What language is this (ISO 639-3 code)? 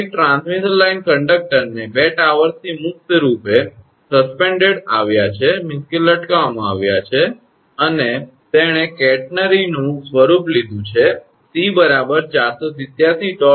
guj